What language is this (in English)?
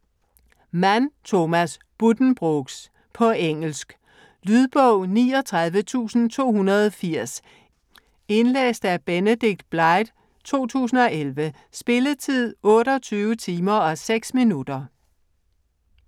Danish